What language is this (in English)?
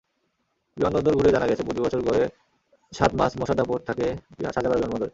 Bangla